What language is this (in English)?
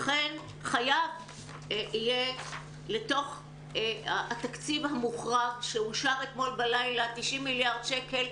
Hebrew